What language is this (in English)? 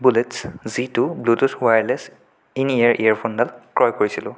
Assamese